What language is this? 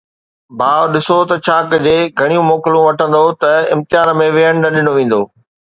Sindhi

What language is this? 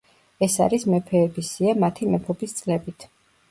Georgian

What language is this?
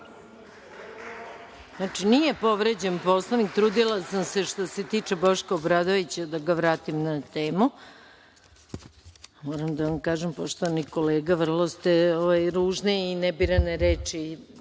Serbian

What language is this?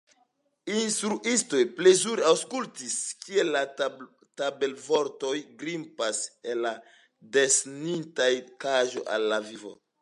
Esperanto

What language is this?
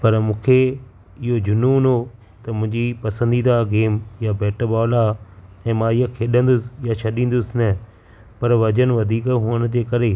Sindhi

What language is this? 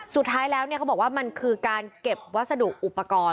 Thai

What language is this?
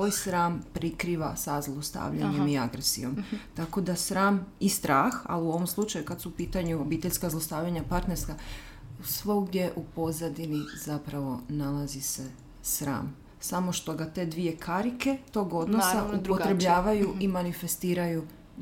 Croatian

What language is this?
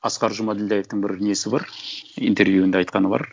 Kazakh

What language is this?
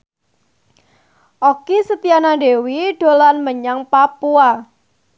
Javanese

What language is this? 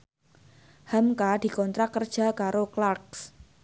Javanese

